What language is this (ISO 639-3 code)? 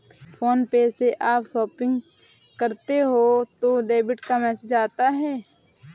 hin